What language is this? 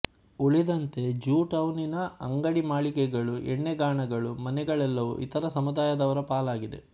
Kannada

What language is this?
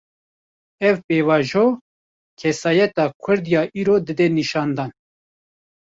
Kurdish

